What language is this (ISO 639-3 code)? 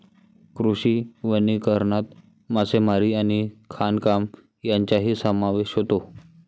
mar